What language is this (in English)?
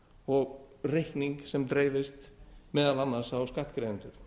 Icelandic